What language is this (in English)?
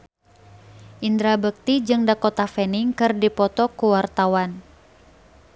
Sundanese